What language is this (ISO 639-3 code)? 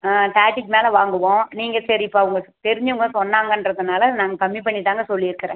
tam